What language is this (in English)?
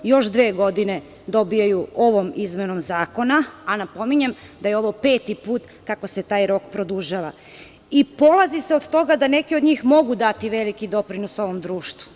Serbian